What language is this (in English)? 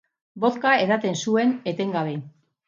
Basque